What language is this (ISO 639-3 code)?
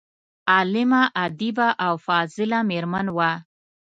pus